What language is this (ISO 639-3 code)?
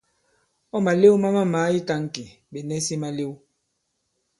abb